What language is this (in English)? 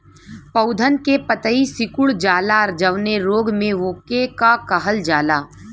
Bhojpuri